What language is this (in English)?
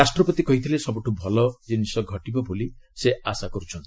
Odia